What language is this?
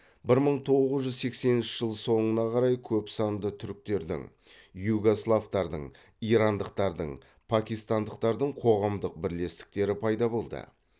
Kazakh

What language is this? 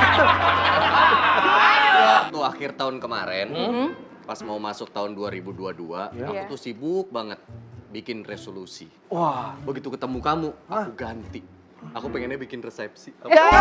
Indonesian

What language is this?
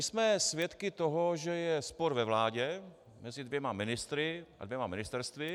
Czech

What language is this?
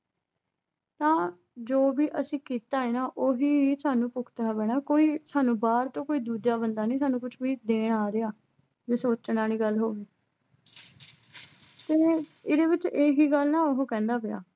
Punjabi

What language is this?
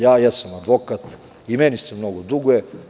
Serbian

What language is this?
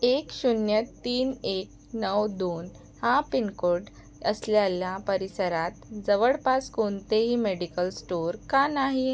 Marathi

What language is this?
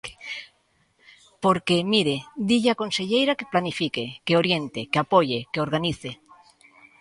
Galician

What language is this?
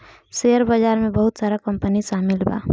Bhojpuri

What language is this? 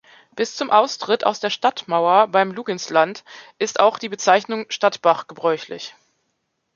German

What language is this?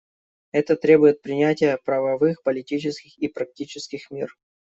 Russian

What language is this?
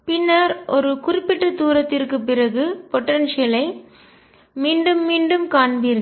Tamil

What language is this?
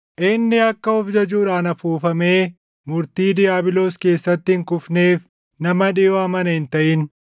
Oromo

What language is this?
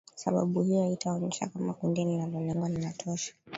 Swahili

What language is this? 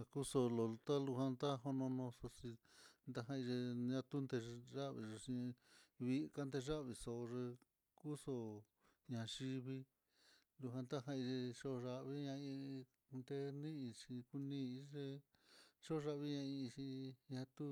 Mitlatongo Mixtec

